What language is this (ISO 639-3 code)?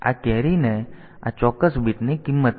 guj